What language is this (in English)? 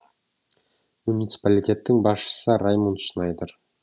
Kazakh